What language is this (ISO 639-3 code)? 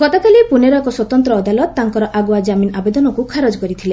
ori